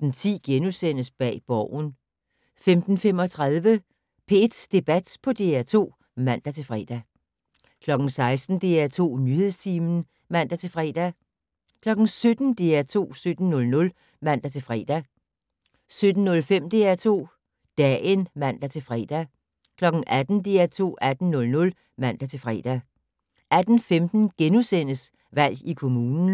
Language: Danish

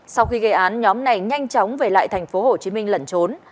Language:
Vietnamese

